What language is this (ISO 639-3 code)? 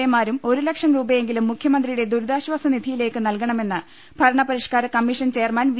mal